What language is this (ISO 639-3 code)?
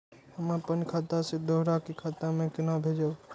mai